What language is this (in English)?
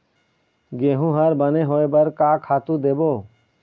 Chhattisgarhi